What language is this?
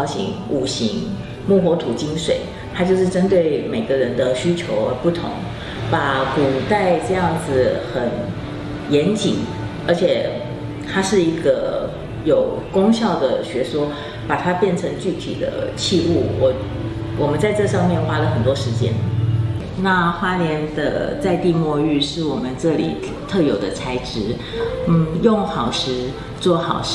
Chinese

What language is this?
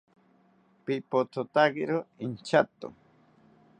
South Ucayali Ashéninka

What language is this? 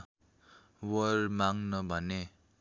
Nepali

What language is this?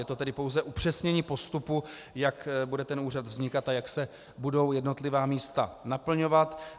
Czech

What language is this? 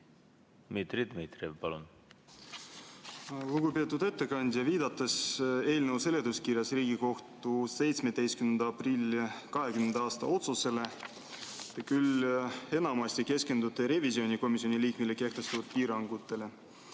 Estonian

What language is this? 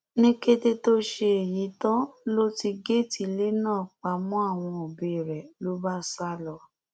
Yoruba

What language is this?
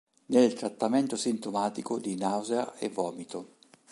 Italian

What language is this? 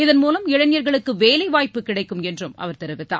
Tamil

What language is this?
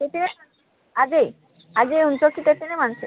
Nepali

